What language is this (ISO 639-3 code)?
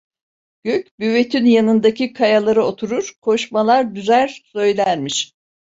tur